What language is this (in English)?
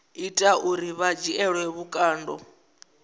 Venda